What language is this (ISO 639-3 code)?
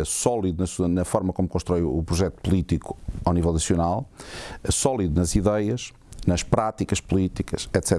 por